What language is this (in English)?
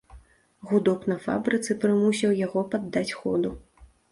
Belarusian